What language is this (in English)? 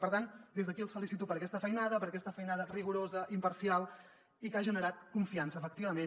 Catalan